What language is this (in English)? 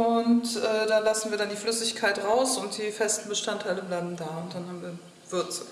German